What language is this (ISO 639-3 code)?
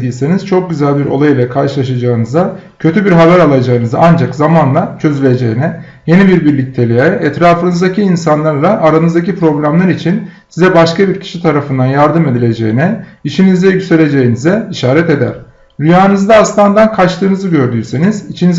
tur